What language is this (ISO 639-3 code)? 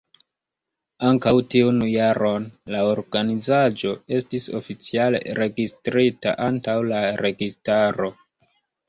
epo